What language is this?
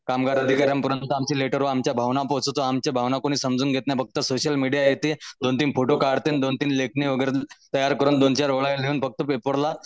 Marathi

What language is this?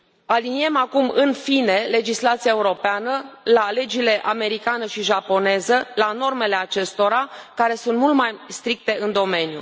Romanian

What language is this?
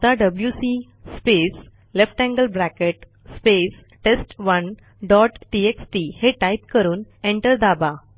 Marathi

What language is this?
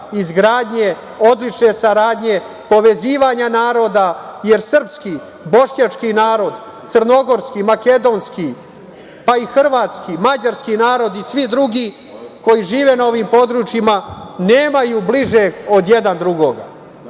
Serbian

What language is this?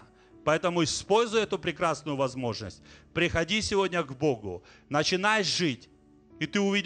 Russian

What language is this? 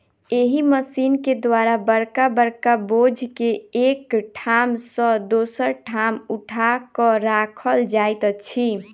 Maithili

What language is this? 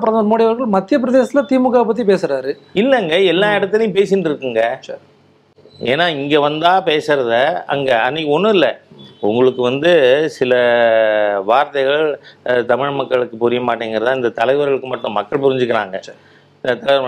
Tamil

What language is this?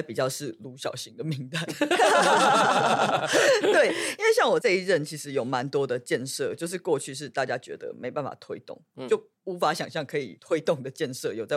Chinese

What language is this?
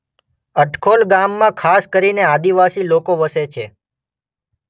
Gujarati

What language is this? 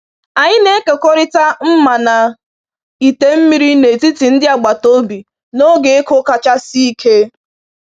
Igbo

